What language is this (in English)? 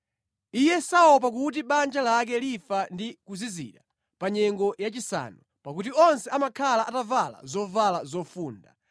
Nyanja